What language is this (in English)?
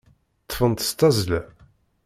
Kabyle